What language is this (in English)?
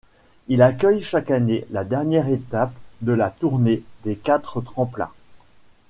French